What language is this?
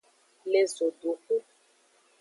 Aja (Benin)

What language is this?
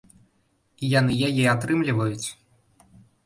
Belarusian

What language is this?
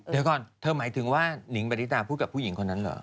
Thai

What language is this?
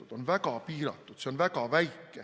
Estonian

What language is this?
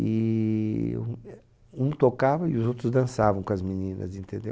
Portuguese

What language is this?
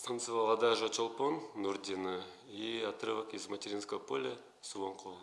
Russian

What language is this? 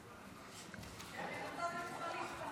Hebrew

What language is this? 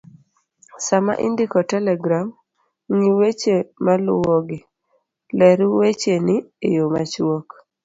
Luo (Kenya and Tanzania)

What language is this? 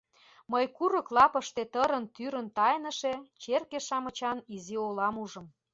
Mari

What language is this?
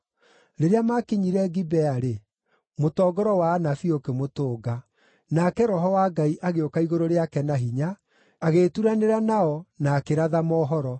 Kikuyu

